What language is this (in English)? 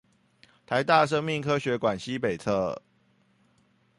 Chinese